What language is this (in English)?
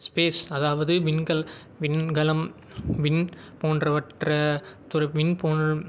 Tamil